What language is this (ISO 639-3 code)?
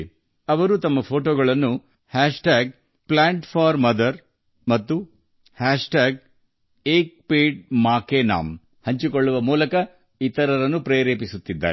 kan